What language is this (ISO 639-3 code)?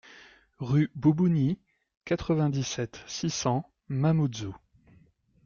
fra